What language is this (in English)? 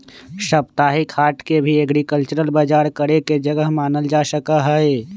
Magahi